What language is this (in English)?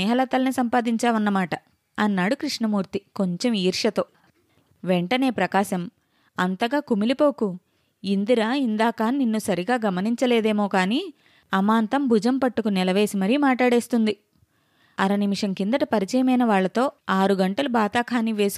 Telugu